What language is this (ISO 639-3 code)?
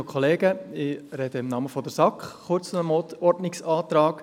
gsw